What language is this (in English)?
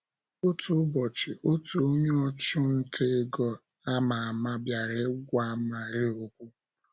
Igbo